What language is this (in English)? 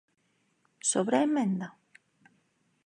Galician